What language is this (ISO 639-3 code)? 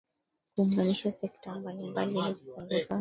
swa